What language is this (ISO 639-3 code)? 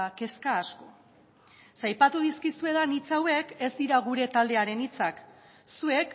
eus